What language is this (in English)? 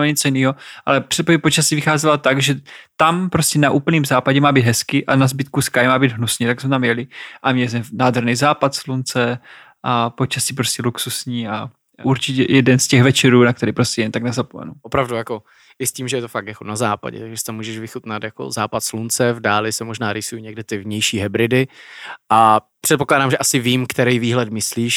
Czech